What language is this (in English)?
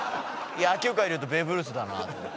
Japanese